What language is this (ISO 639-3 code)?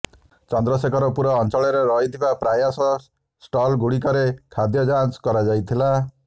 ori